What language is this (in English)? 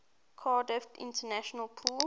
English